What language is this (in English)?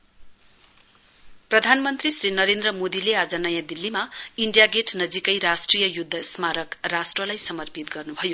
Nepali